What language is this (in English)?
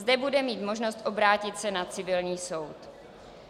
Czech